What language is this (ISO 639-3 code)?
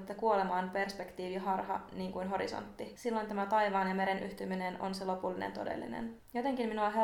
fin